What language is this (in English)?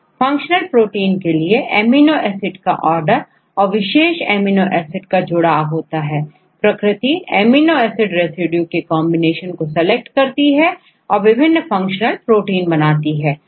Hindi